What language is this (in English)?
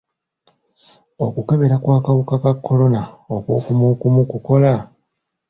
Ganda